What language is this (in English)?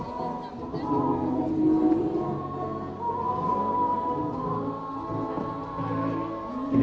Indonesian